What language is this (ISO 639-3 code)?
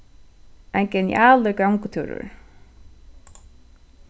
fao